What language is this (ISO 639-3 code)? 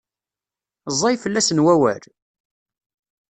kab